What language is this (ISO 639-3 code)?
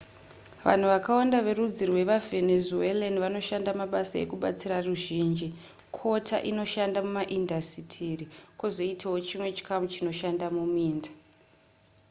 sna